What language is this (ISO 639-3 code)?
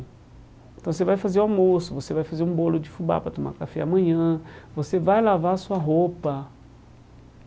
por